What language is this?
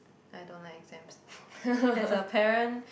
English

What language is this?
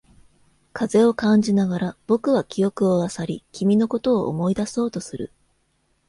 Japanese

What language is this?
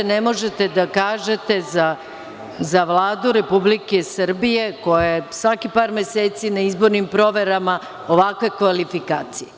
Serbian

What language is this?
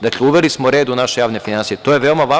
Serbian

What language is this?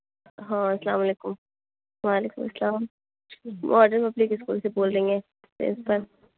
Urdu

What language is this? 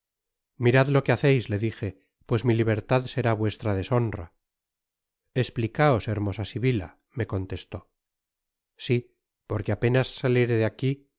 Spanish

